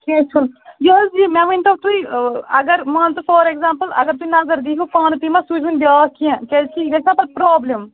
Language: Kashmiri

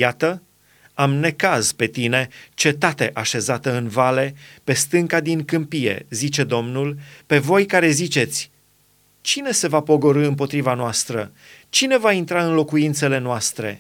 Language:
Romanian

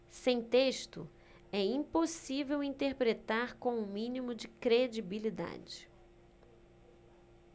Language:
Portuguese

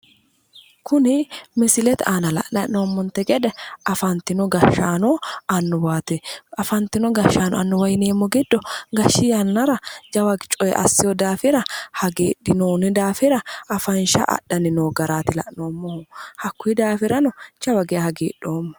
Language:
Sidamo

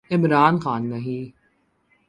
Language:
Urdu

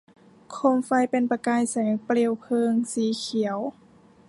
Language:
Thai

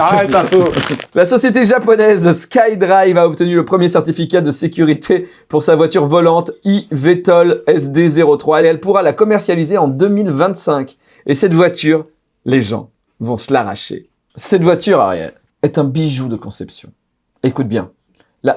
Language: French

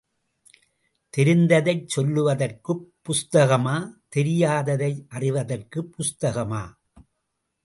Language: Tamil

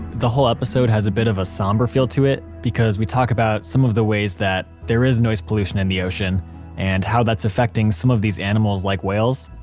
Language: English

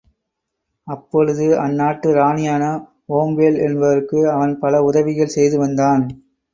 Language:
Tamil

